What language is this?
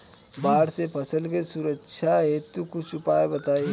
Bhojpuri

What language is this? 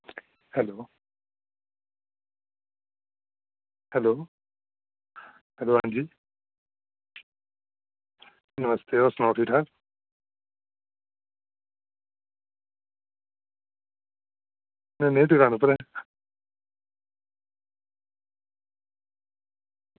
Dogri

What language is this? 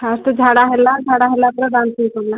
Odia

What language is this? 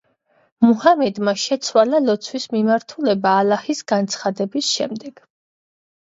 Georgian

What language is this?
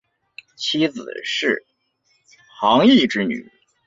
Chinese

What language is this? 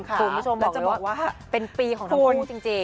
Thai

